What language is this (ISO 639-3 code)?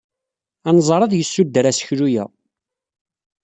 kab